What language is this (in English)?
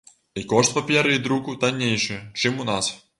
Belarusian